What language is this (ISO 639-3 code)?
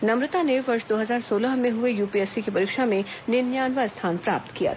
hin